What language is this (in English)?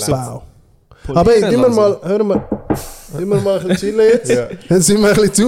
German